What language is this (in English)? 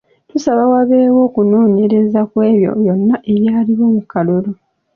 Ganda